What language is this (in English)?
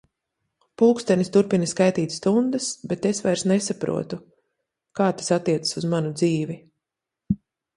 Latvian